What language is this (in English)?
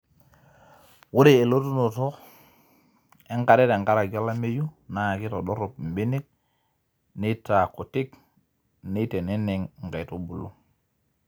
Masai